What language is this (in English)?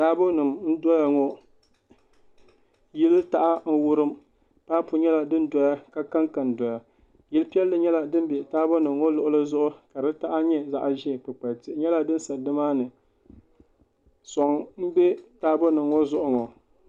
Dagbani